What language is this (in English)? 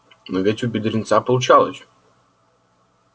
Russian